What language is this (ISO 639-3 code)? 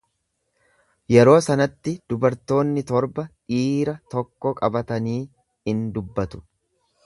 orm